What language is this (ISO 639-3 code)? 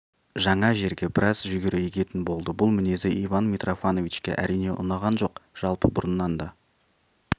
kaz